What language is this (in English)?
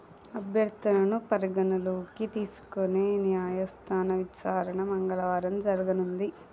Telugu